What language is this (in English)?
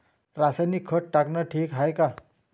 Marathi